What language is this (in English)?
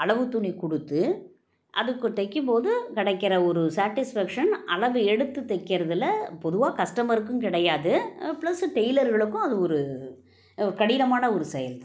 Tamil